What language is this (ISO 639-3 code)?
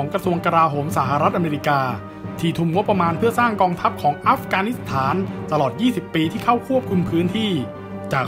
tha